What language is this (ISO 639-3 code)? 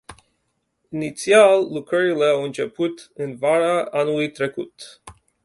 ron